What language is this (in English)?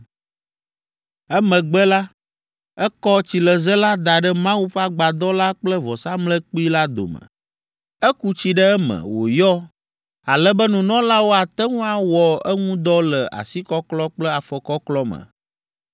Ewe